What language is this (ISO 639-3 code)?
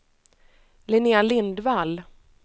swe